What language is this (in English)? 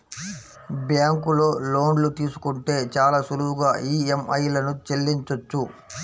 Telugu